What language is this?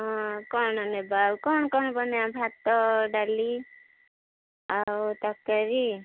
Odia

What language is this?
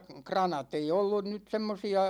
Finnish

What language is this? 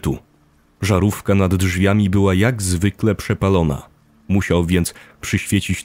Polish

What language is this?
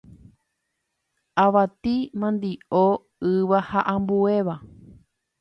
Guarani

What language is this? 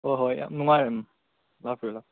Manipuri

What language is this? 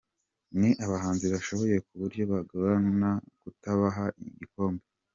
Kinyarwanda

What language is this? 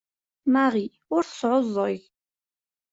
Kabyle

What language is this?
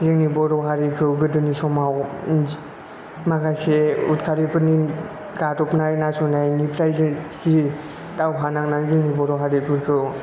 Bodo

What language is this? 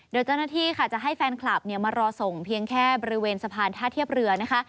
Thai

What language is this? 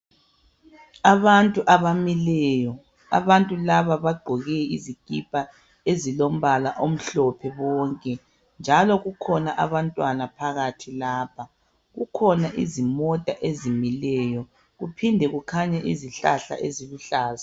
North Ndebele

